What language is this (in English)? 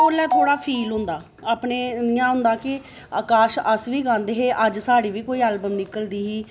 Dogri